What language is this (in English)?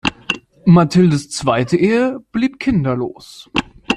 German